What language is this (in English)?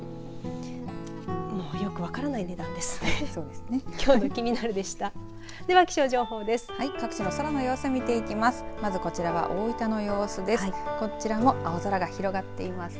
Japanese